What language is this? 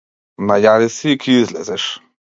Macedonian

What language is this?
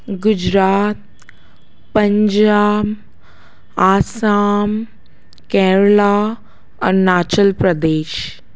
Sindhi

